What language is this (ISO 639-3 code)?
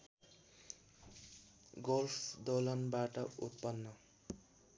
nep